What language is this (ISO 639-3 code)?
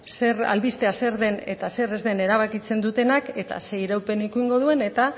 eus